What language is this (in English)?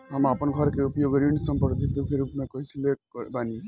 Bhojpuri